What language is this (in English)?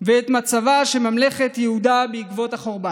Hebrew